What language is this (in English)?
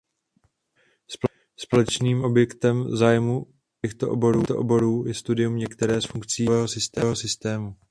Czech